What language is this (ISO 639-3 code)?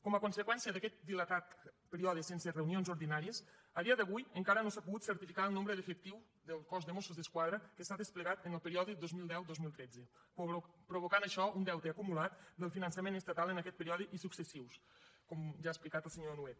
cat